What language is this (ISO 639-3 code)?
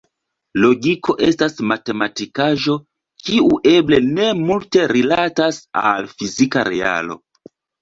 epo